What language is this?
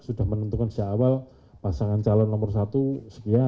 Indonesian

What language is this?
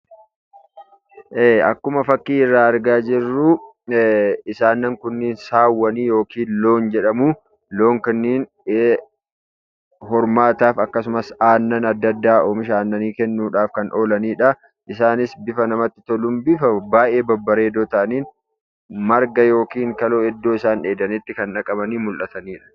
Oromo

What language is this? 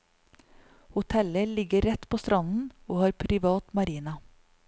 Norwegian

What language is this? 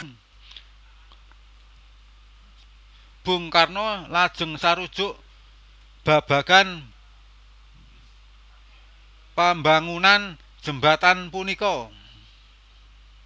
Javanese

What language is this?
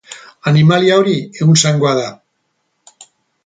Basque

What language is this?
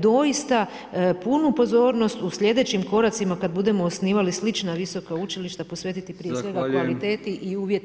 Croatian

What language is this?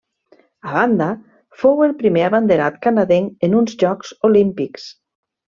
Catalan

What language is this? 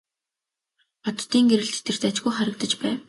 Mongolian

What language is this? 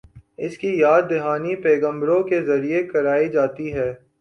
Urdu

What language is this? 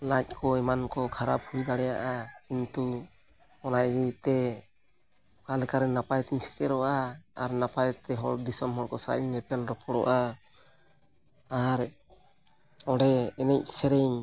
Santali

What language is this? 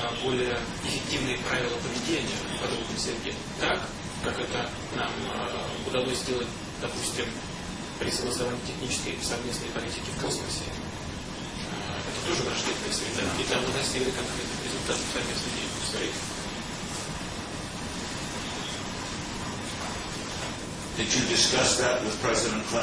Russian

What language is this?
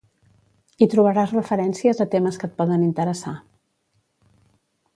Catalan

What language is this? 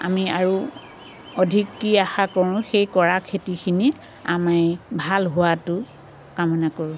Assamese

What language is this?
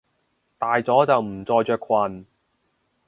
Cantonese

